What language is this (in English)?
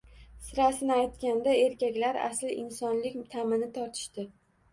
Uzbek